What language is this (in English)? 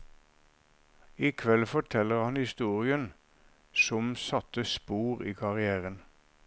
Norwegian